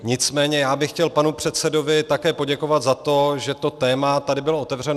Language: Czech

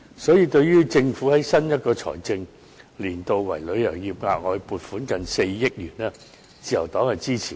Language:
Cantonese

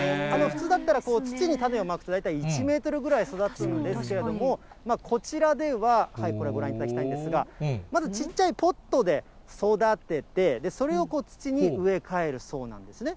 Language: Japanese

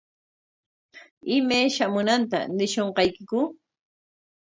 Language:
Corongo Ancash Quechua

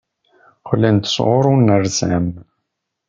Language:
Kabyle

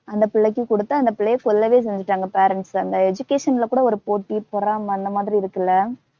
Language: Tamil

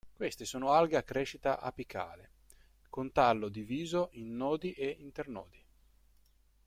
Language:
Italian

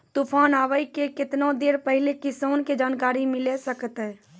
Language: Maithili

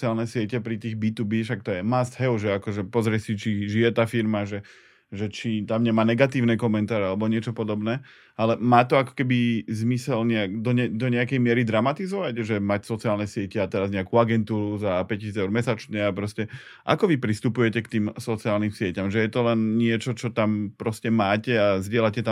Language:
Slovak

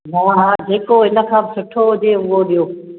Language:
Sindhi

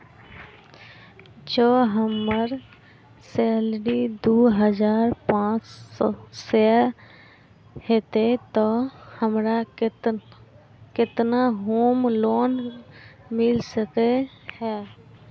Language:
Maithili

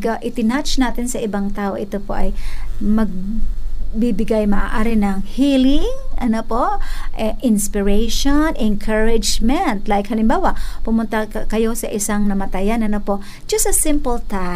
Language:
Filipino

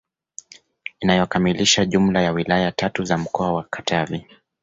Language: Swahili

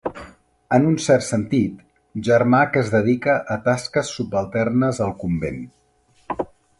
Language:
Catalan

